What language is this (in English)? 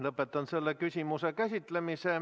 Estonian